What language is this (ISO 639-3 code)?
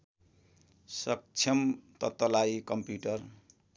nep